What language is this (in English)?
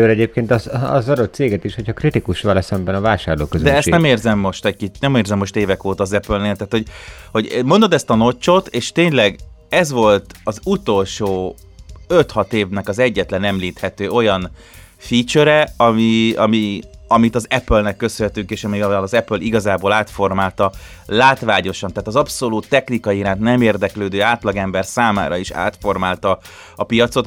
Hungarian